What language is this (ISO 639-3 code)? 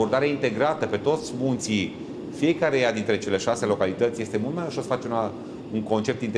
ron